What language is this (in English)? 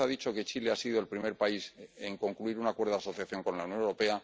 Spanish